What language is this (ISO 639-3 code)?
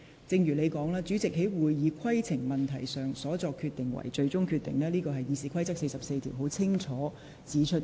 yue